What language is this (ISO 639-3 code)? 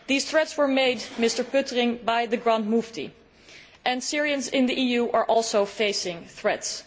eng